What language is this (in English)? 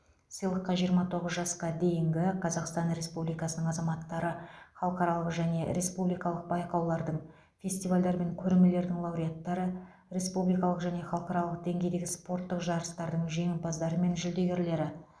Kazakh